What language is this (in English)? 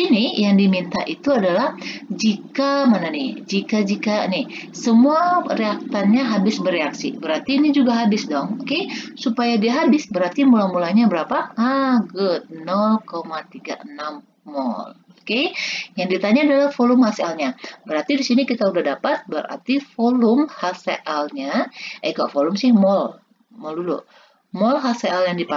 Indonesian